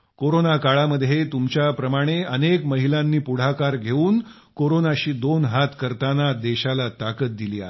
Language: Marathi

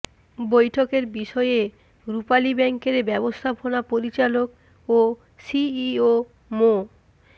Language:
Bangla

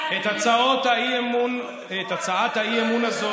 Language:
Hebrew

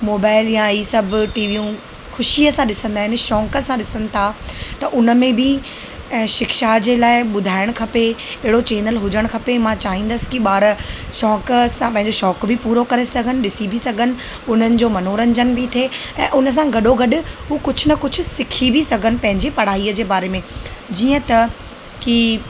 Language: Sindhi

